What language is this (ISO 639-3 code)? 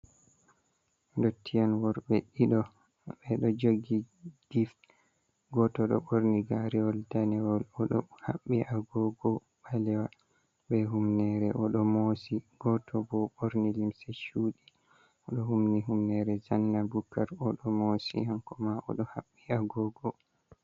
ful